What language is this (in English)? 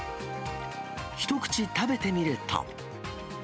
Japanese